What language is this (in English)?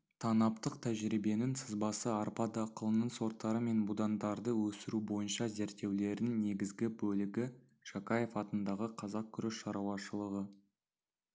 Kazakh